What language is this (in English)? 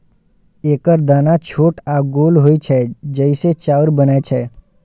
Maithili